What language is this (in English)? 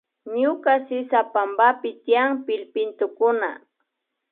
Imbabura Highland Quichua